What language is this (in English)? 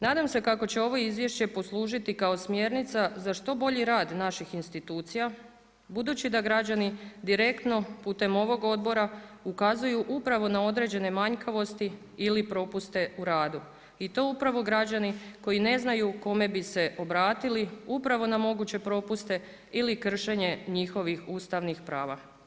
Croatian